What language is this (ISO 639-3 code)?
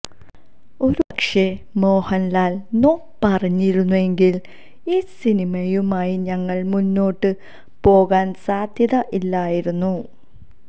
mal